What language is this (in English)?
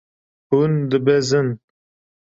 Kurdish